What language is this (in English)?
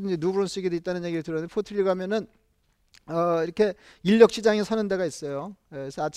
Korean